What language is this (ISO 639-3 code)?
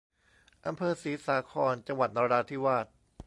tha